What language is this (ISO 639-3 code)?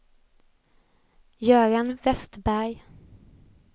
swe